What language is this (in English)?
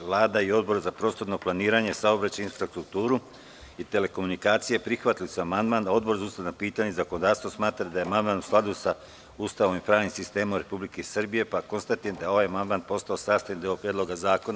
Serbian